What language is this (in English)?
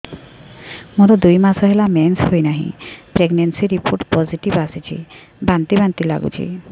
Odia